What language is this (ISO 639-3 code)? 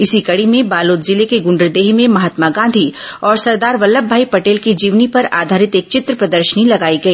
hin